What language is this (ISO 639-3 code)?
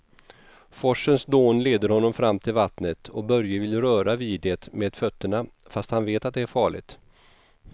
swe